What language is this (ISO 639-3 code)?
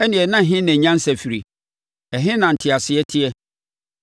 aka